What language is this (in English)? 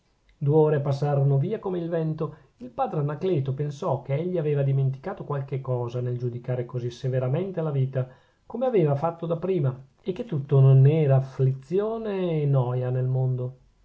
Italian